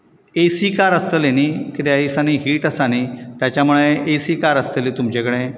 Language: Konkani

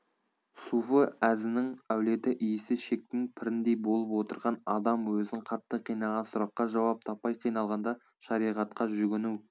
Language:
Kazakh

